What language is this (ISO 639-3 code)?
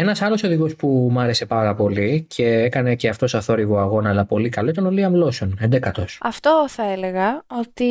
ell